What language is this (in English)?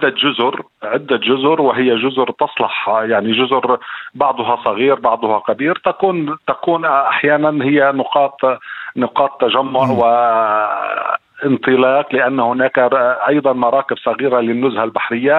Arabic